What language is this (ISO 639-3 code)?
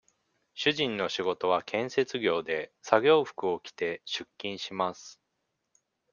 jpn